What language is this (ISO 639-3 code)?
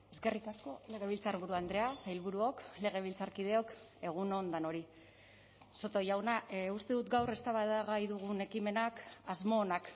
eus